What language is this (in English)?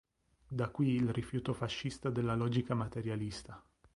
Italian